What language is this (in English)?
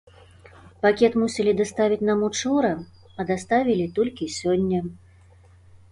Belarusian